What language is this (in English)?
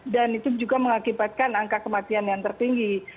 Indonesian